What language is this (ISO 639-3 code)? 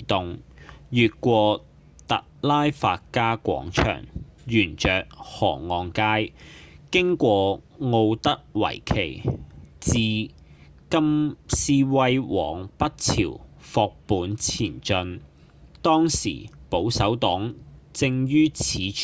yue